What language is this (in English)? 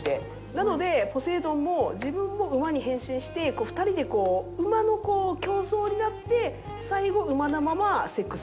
Japanese